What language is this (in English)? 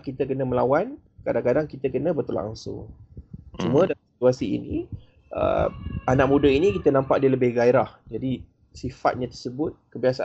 Malay